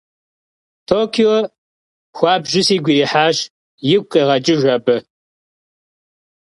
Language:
Kabardian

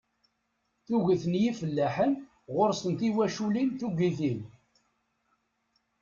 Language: Kabyle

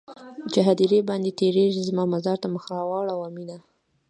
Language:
Pashto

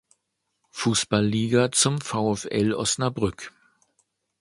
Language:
German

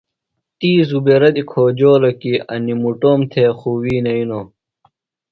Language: Phalura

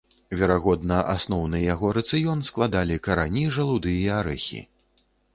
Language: Belarusian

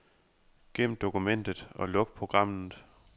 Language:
Danish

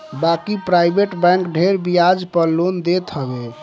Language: Bhojpuri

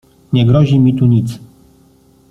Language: Polish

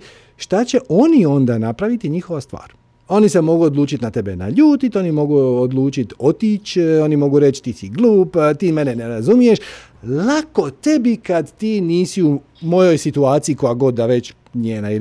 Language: Croatian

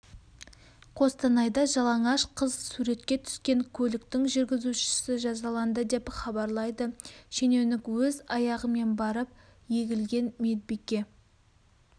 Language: Kazakh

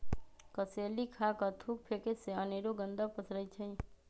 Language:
Magahi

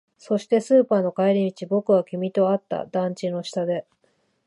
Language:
Japanese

